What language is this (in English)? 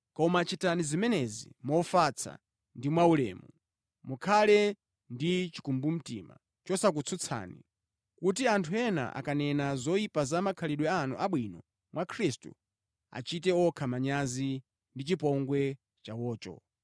Nyanja